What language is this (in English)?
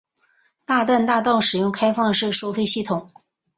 Chinese